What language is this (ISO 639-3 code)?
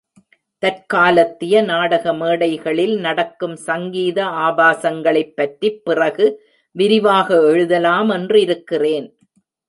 tam